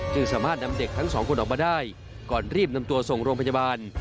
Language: Thai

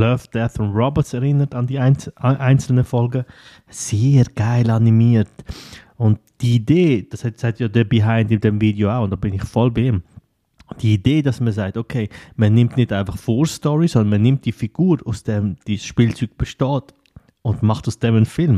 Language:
German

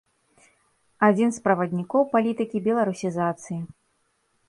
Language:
Belarusian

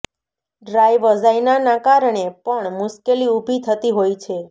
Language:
Gujarati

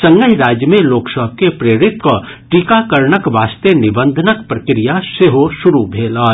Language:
Maithili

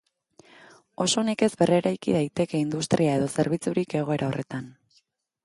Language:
Basque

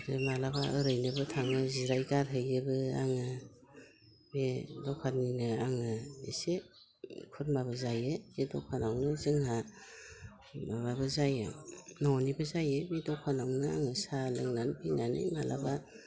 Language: Bodo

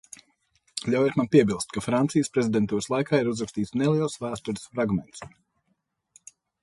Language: Latvian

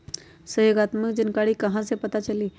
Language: Magahi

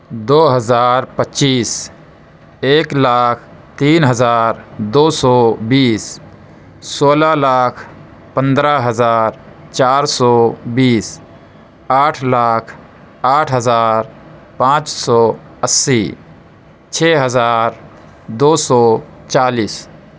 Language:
Urdu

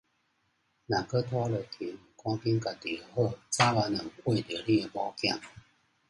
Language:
Min Nan Chinese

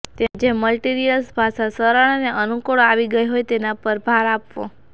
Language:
Gujarati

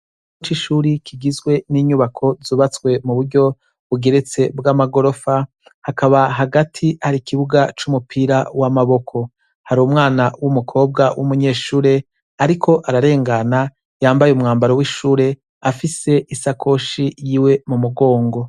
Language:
Rundi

